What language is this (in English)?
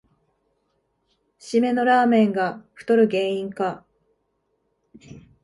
Japanese